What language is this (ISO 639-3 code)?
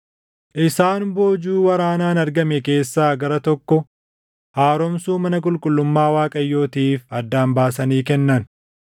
orm